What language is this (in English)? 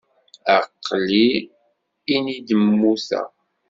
Kabyle